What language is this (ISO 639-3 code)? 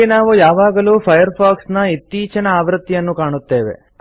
kan